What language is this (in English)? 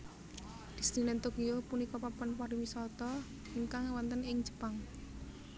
Javanese